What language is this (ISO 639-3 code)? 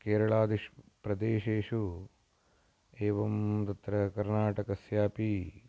san